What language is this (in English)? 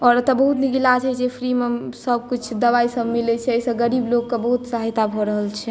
Maithili